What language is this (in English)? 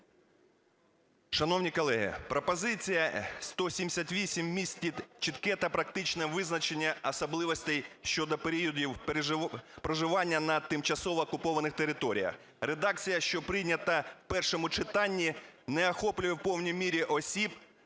Ukrainian